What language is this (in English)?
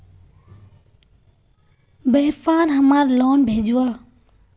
Magahi